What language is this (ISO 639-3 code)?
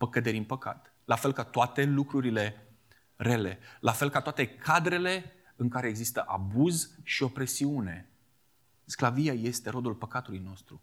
ron